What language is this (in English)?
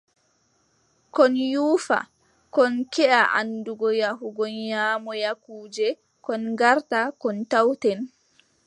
Adamawa Fulfulde